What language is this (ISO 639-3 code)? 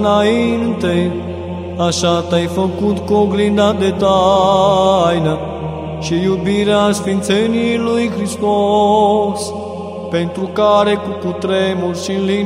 ron